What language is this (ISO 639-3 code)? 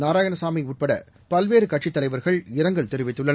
tam